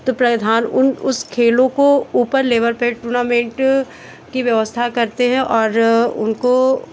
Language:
Hindi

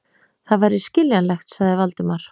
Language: Icelandic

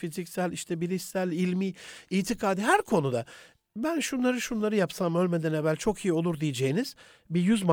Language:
Turkish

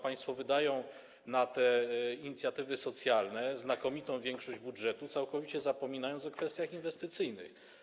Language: Polish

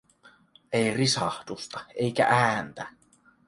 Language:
Finnish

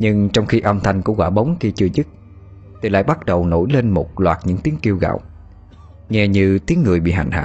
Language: Vietnamese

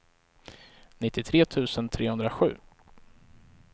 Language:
Swedish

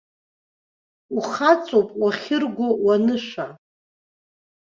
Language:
Abkhazian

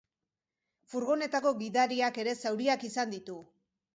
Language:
Basque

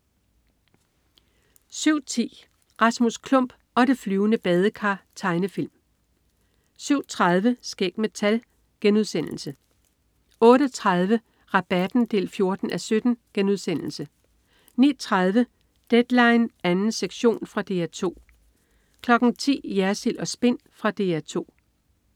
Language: Danish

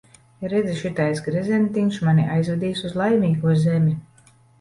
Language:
Latvian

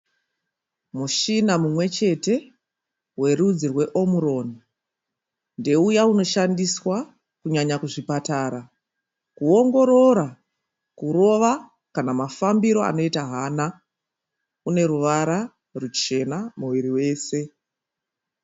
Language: Shona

